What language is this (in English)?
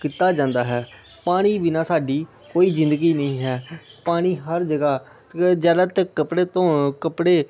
Punjabi